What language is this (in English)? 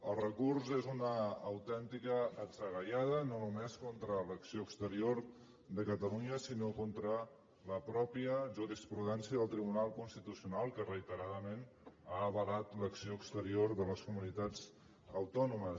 Catalan